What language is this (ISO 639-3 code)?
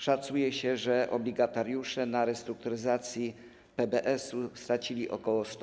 pol